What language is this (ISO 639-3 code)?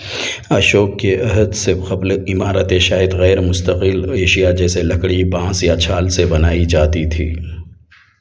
urd